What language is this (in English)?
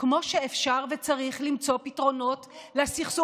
Hebrew